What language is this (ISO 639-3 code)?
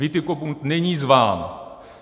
ces